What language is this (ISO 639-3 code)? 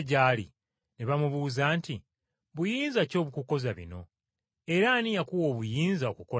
lug